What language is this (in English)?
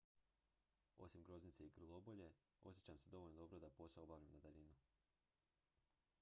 Croatian